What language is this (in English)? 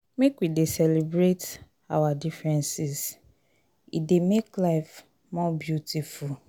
Nigerian Pidgin